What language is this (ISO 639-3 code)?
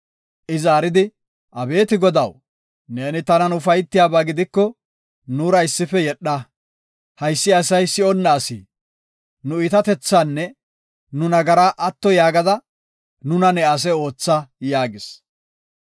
gof